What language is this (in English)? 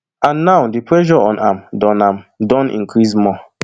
Nigerian Pidgin